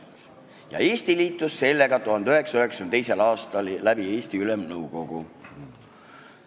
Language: Estonian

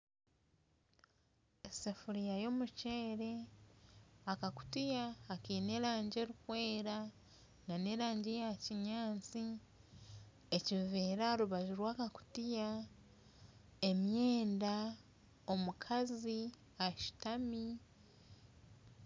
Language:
Nyankole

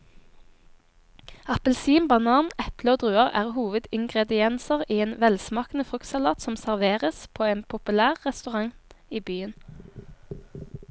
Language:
Norwegian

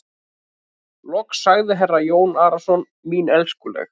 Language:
Icelandic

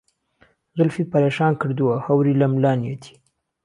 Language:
Central Kurdish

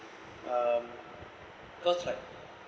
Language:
English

